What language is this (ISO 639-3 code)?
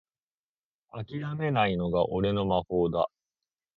jpn